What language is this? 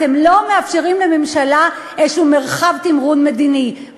Hebrew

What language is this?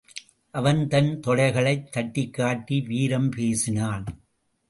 Tamil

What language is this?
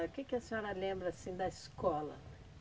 Portuguese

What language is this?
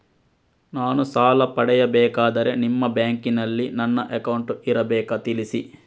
Kannada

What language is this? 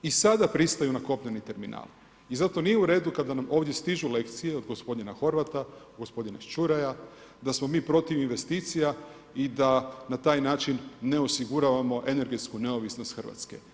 Croatian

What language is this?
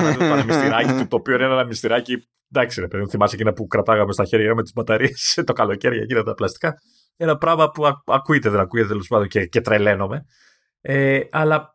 Greek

